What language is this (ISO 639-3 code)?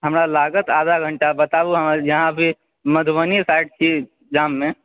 mai